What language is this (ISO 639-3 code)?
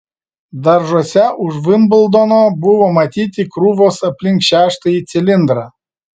lit